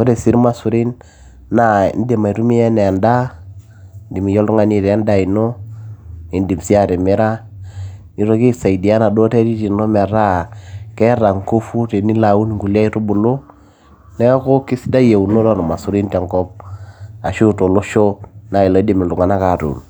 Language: Masai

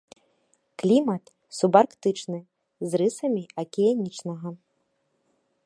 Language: Belarusian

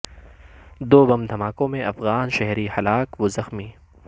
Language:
Urdu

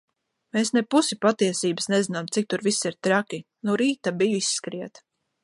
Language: Latvian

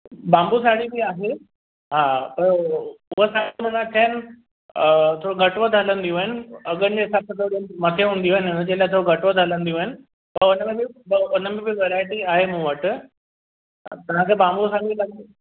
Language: Sindhi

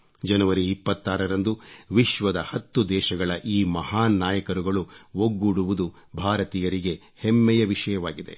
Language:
Kannada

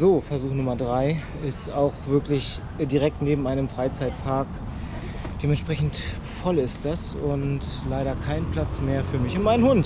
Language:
German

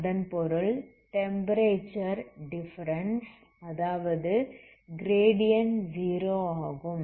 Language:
Tamil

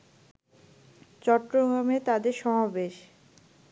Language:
Bangla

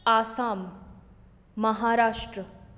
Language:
Konkani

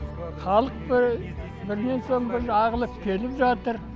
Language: Kazakh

